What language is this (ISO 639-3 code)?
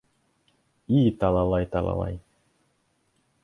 bak